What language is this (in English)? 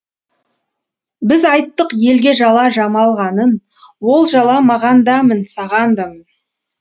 Kazakh